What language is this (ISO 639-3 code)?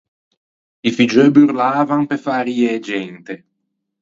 lij